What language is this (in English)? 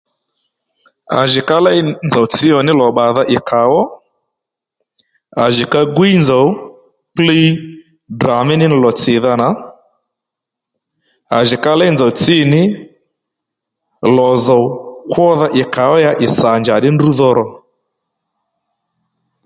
Lendu